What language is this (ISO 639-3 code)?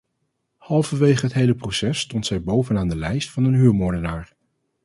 nld